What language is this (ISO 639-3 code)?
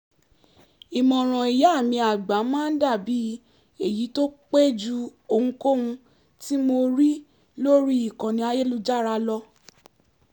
yor